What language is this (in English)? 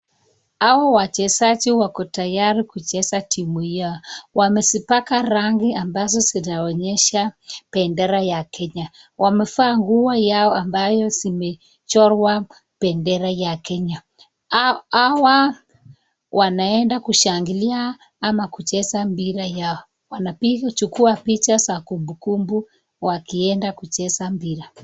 Swahili